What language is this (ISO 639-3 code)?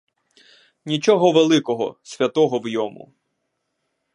ukr